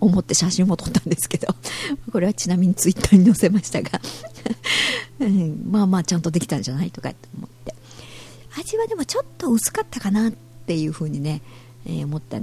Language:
Japanese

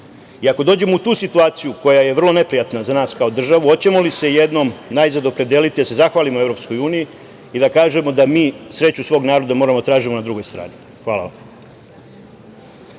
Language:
Serbian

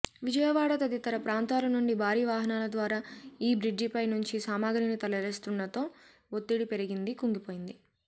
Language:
Telugu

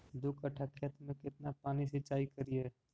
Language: Magahi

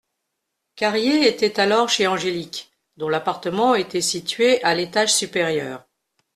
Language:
French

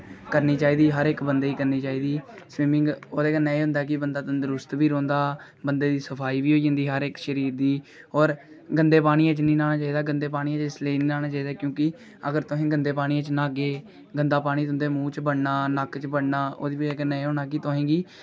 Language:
Dogri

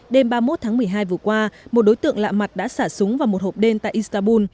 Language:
Vietnamese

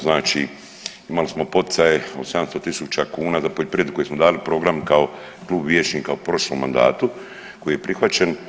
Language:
Croatian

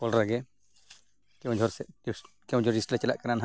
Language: Santali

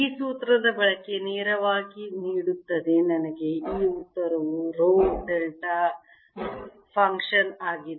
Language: Kannada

